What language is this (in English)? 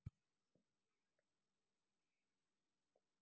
Telugu